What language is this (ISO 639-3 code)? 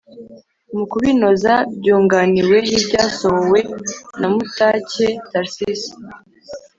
kin